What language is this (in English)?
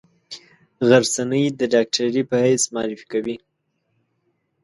Pashto